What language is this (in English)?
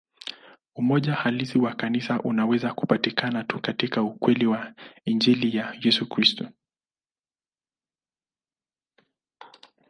Swahili